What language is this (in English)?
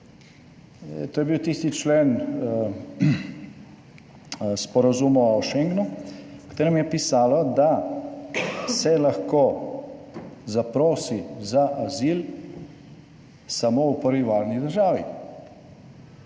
Slovenian